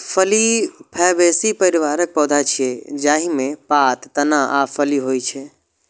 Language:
Maithili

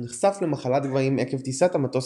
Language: Hebrew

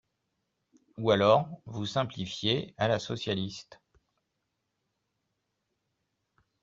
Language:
French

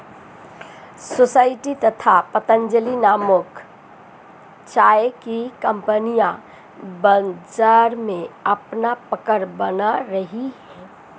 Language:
Hindi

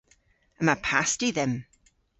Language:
Cornish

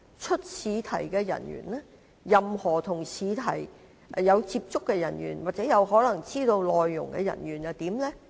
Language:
Cantonese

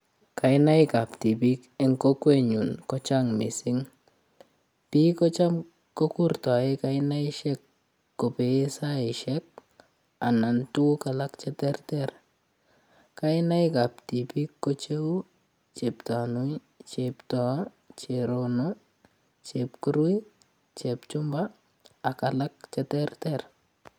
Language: Kalenjin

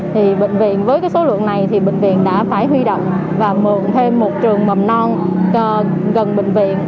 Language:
Vietnamese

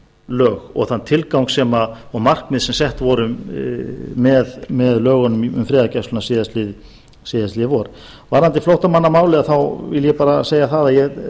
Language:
Icelandic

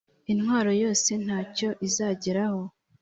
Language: Kinyarwanda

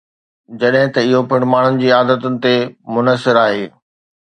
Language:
Sindhi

